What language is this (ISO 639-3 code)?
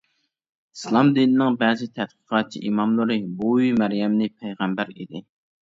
uig